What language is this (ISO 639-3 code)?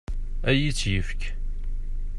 kab